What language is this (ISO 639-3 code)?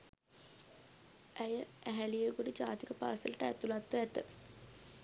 sin